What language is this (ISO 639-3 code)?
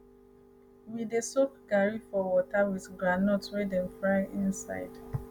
pcm